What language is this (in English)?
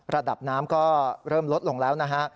Thai